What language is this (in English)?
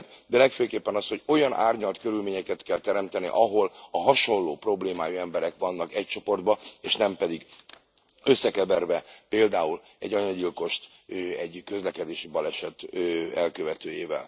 Hungarian